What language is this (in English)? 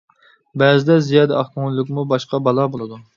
Uyghur